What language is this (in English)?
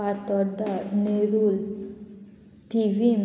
Konkani